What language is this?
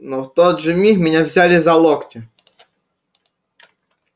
Russian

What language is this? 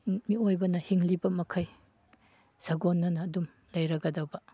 Manipuri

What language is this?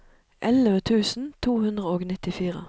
Norwegian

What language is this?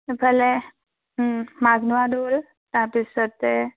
Assamese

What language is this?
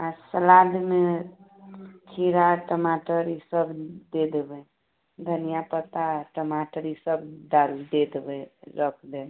Maithili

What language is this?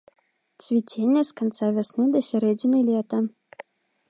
Belarusian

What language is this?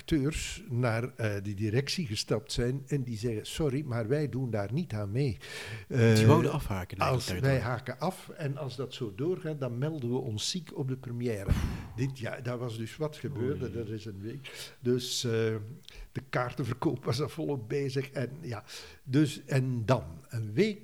Dutch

